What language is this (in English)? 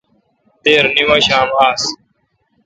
Kalkoti